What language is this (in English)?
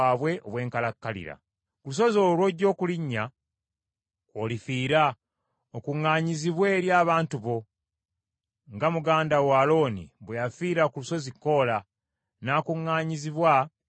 Ganda